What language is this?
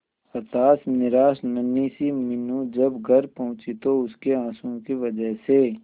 Hindi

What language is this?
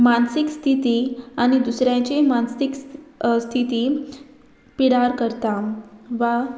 Konkani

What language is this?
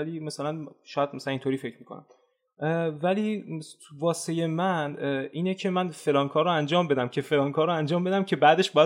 Persian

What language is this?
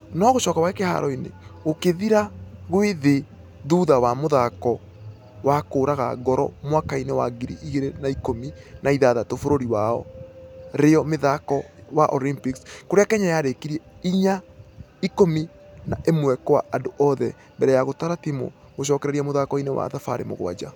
Kikuyu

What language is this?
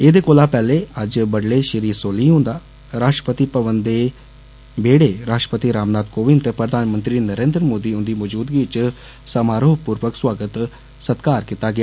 Dogri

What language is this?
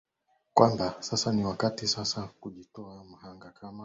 Swahili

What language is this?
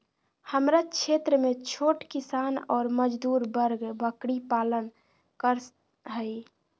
Magahi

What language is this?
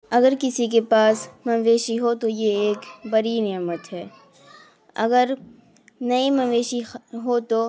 Urdu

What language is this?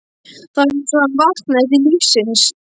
Icelandic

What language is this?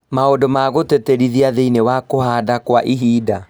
Kikuyu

